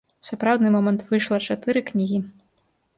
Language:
Belarusian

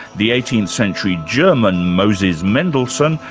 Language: English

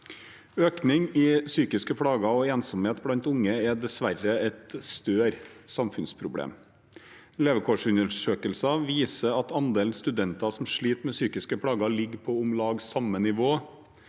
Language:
Norwegian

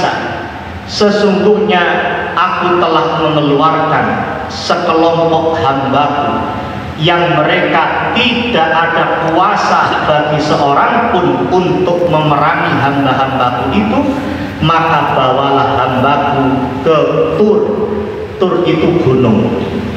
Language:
Indonesian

